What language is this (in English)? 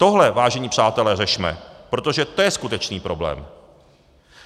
Czech